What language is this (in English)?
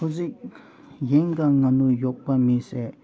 Manipuri